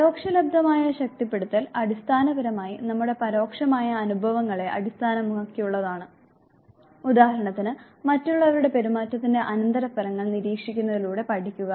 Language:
Malayalam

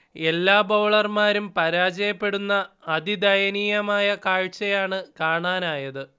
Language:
Malayalam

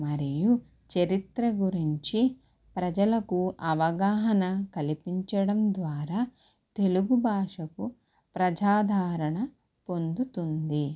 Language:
Telugu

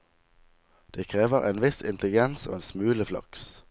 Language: Norwegian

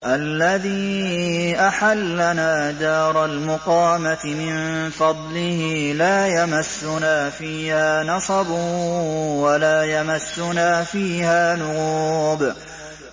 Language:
Arabic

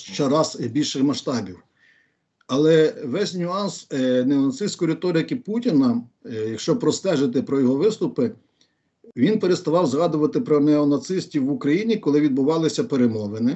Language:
Ukrainian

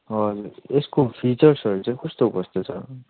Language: Nepali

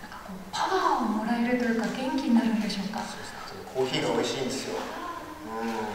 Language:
Japanese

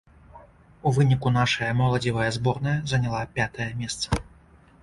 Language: Belarusian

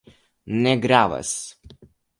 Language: Esperanto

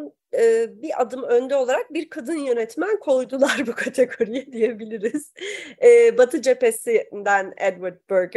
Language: Turkish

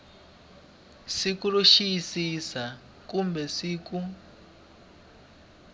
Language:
Tsonga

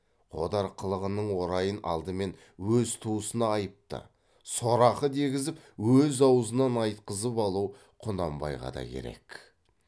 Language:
Kazakh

